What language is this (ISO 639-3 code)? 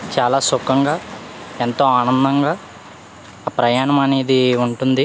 tel